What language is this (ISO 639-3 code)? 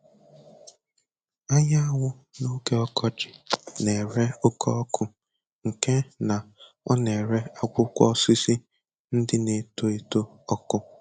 ibo